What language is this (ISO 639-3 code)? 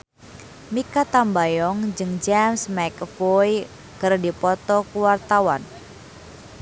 sun